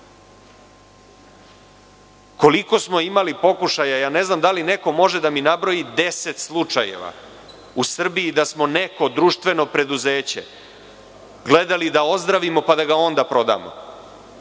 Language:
Serbian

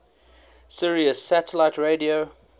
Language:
English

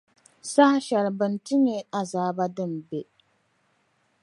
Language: Dagbani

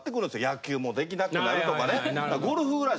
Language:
Japanese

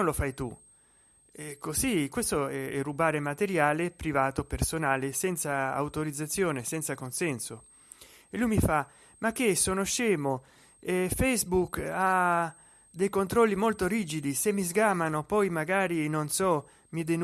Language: Italian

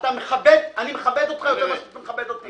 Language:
Hebrew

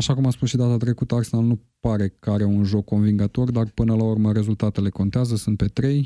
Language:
Romanian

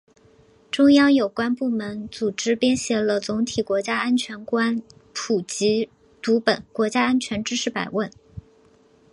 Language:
Chinese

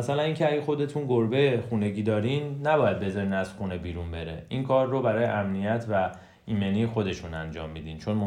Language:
Persian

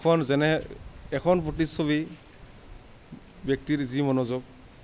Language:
Assamese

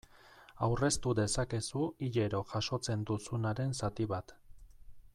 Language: Basque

